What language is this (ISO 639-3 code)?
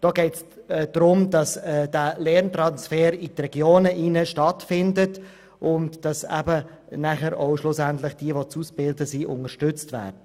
gsw